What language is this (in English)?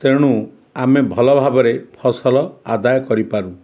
Odia